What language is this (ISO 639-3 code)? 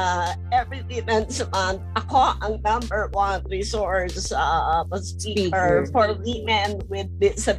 fil